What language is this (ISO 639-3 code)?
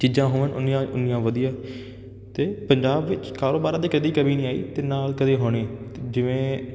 pan